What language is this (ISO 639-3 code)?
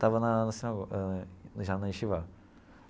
por